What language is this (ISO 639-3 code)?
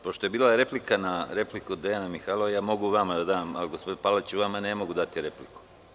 srp